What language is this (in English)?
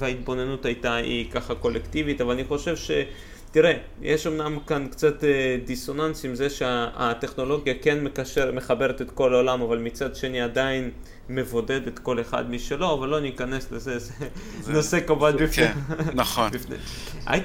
Hebrew